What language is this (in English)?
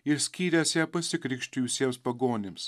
Lithuanian